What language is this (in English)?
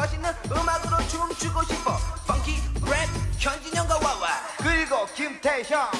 Japanese